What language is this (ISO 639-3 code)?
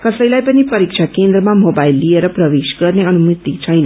nep